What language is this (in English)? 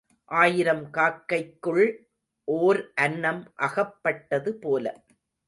Tamil